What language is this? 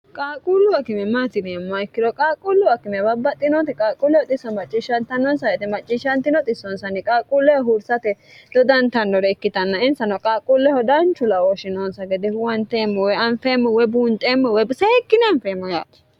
Sidamo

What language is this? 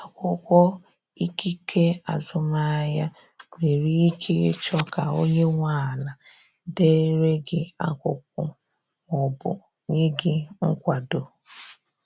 Igbo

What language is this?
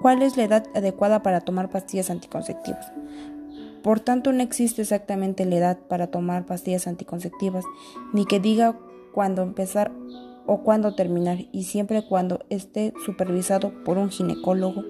Spanish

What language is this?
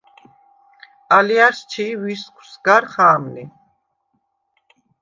Svan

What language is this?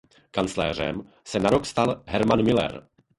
Czech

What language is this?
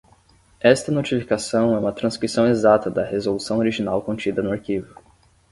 Portuguese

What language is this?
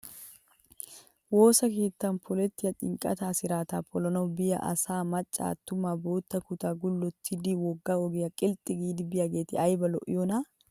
Wolaytta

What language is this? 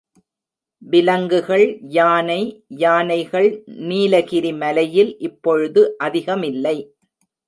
Tamil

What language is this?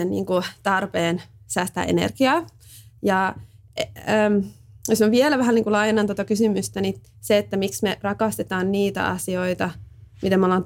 Finnish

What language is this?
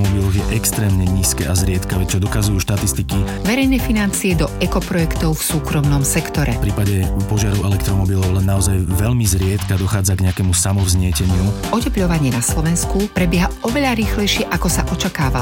Slovak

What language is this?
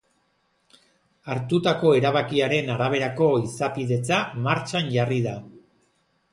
Basque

